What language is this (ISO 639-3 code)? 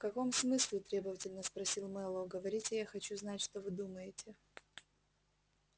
rus